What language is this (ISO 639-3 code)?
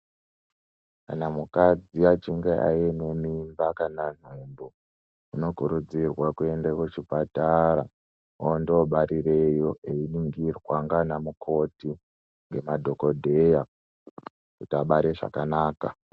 ndc